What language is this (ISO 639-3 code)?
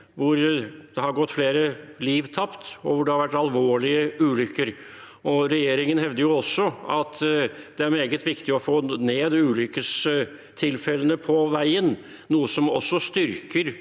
nor